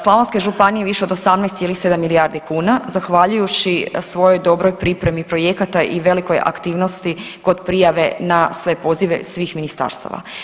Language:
Croatian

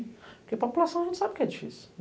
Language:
Portuguese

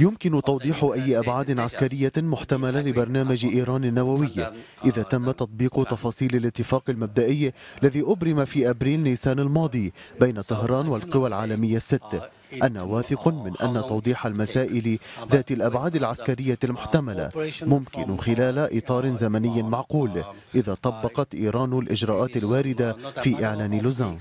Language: Arabic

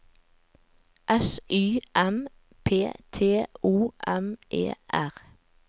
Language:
Norwegian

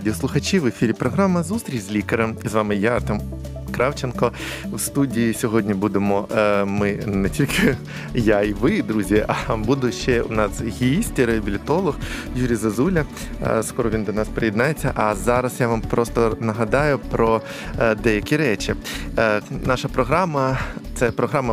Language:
Ukrainian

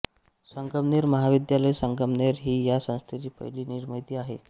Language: Marathi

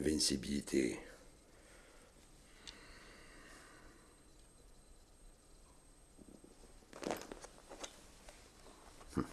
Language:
French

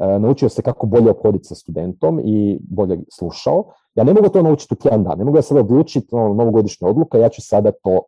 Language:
Croatian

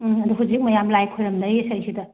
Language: Manipuri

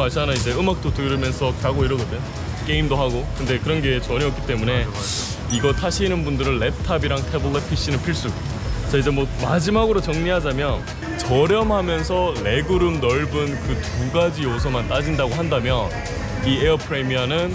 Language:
Korean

